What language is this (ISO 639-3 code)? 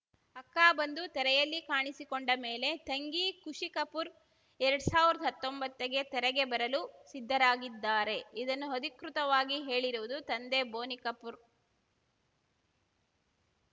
kan